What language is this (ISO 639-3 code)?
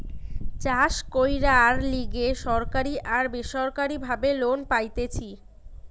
ben